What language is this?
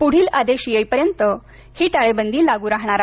Marathi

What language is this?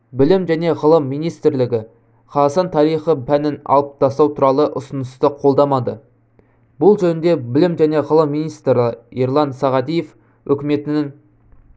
Kazakh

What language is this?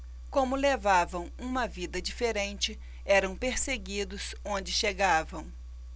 Portuguese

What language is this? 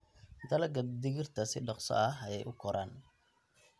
Somali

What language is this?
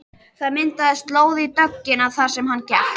Icelandic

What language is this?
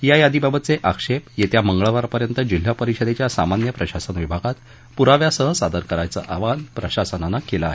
Marathi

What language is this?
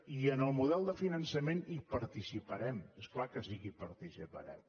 Catalan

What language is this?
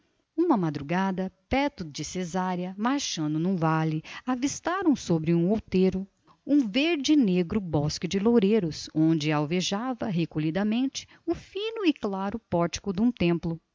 Portuguese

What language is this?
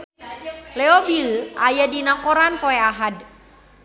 Sundanese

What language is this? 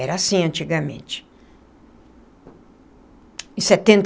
Portuguese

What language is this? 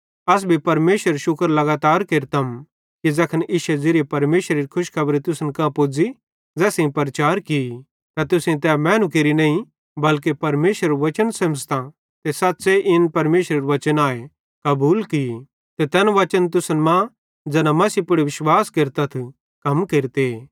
Bhadrawahi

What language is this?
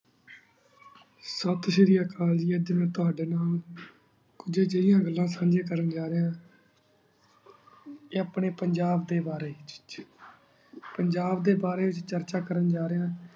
Punjabi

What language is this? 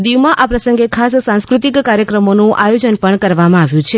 Gujarati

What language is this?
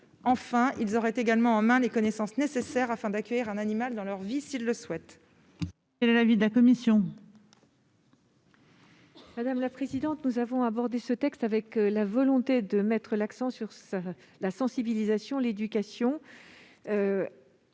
French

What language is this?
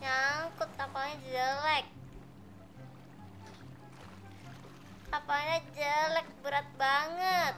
Indonesian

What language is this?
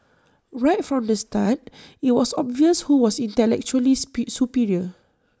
English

